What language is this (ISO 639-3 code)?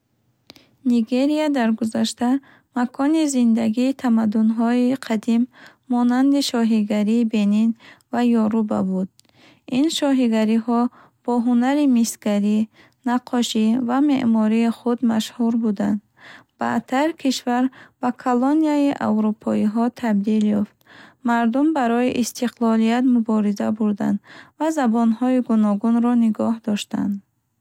bhh